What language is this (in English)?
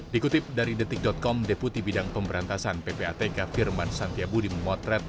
Indonesian